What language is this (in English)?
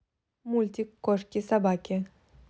Russian